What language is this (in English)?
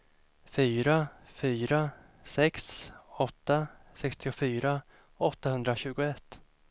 Swedish